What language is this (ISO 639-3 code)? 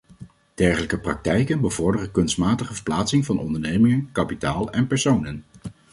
nld